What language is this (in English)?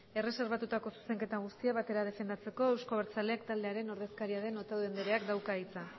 Basque